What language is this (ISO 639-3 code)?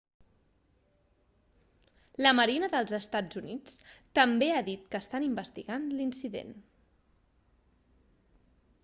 cat